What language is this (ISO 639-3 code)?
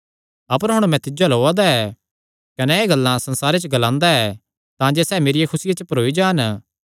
xnr